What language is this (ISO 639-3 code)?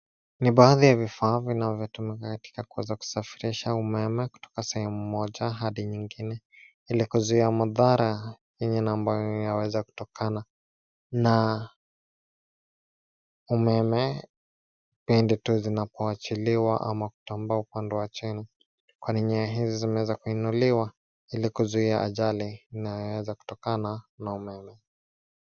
swa